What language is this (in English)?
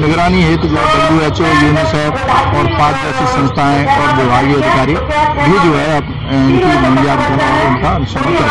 Hindi